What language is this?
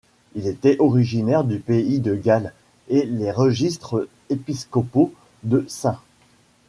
French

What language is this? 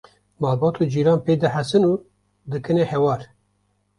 Kurdish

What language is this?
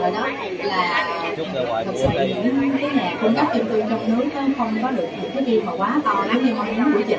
Vietnamese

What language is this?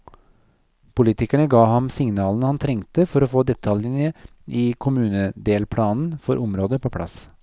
Norwegian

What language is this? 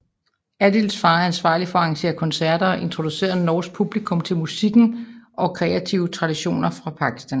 Danish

